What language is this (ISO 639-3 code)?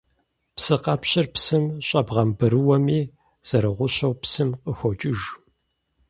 kbd